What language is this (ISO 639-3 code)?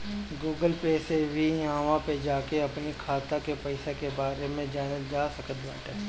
bho